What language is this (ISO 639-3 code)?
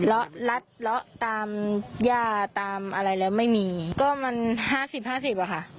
tha